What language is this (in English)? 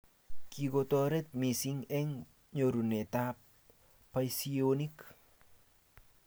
Kalenjin